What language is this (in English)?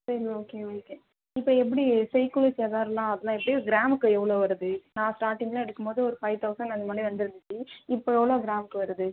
Tamil